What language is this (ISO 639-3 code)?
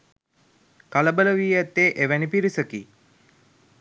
sin